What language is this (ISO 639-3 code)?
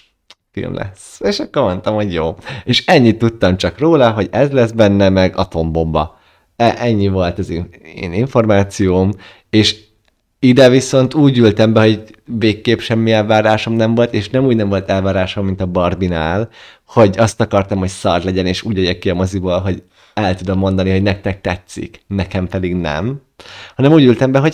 hun